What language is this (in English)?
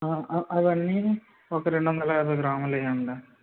Telugu